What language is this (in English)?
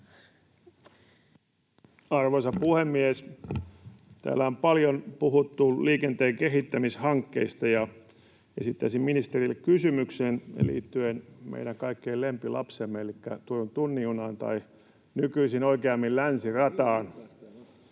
Finnish